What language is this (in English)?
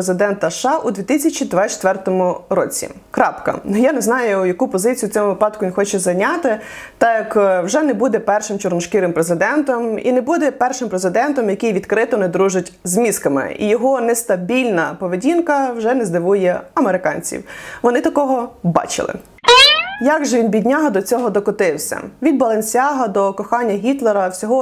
Ukrainian